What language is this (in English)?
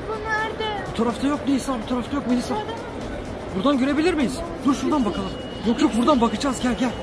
Turkish